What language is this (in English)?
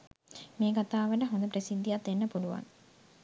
Sinhala